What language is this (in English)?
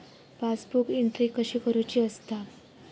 Marathi